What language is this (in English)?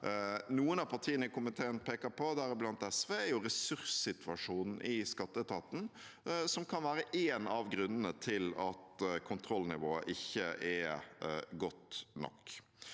Norwegian